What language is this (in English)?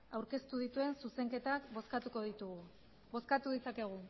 Basque